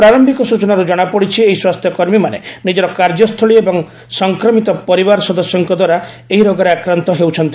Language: Odia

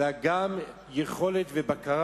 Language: Hebrew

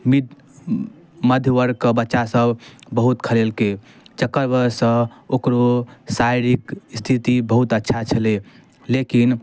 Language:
Maithili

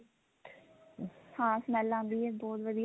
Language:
Punjabi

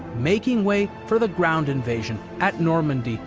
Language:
English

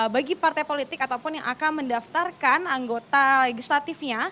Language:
Indonesian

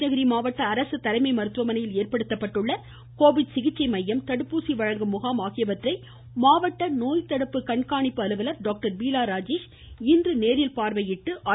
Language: Tamil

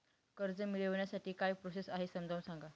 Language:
Marathi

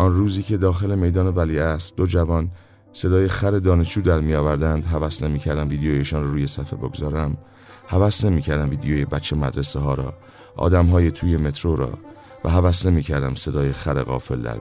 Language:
Persian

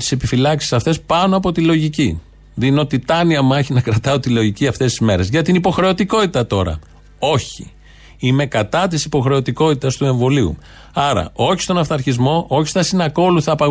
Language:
Greek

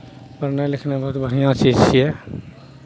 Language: Maithili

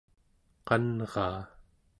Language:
Central Yupik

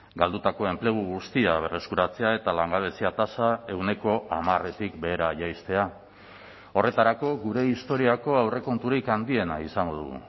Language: Basque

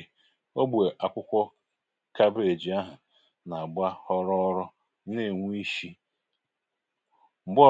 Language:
Igbo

